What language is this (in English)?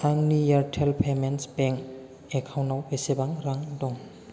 Bodo